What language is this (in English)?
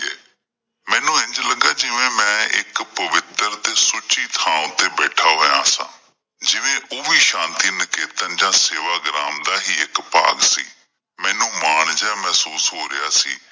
Punjabi